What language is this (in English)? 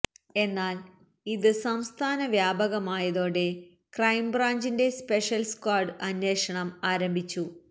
Malayalam